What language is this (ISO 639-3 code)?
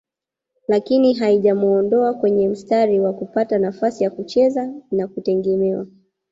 swa